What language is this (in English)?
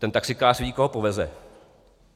Czech